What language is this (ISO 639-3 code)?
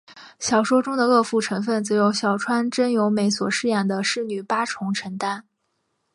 zho